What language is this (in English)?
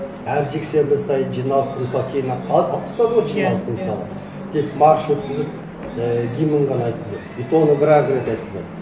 Kazakh